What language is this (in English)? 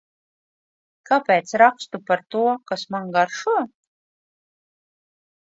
Latvian